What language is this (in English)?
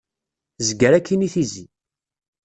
Kabyle